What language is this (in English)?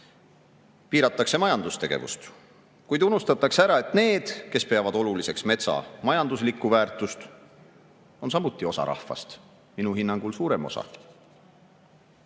Estonian